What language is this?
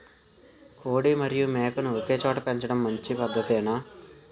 Telugu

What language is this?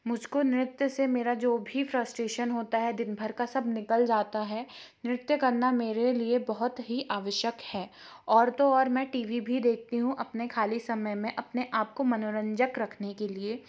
Hindi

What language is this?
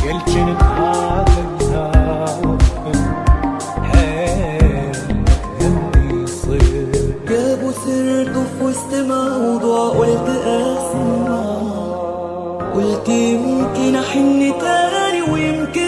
Arabic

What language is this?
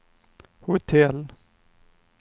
Swedish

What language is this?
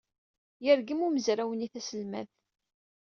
Kabyle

